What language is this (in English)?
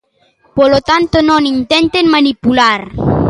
Galician